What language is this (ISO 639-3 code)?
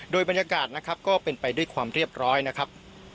tha